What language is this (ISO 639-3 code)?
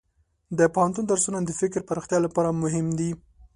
pus